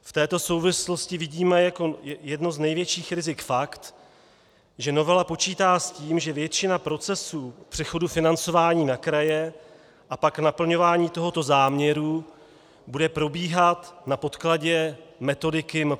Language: Czech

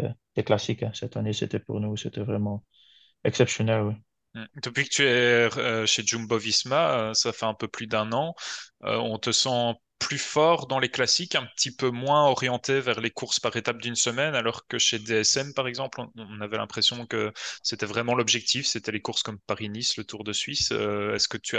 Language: French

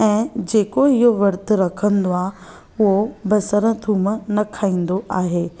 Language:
Sindhi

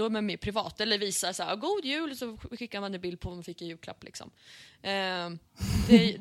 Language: Swedish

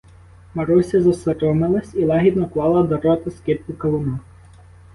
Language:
Ukrainian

